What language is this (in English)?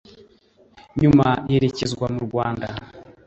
Kinyarwanda